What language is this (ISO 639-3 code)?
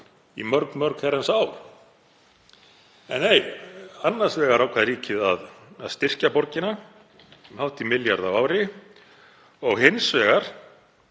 isl